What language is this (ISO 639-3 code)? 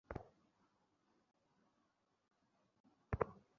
ben